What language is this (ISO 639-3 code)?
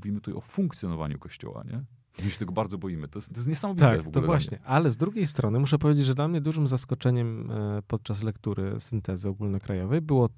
pol